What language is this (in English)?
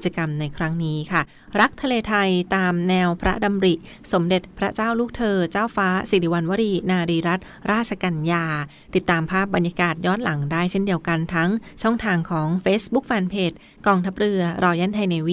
Thai